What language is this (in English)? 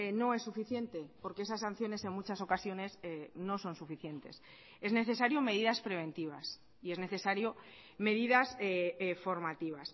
Spanish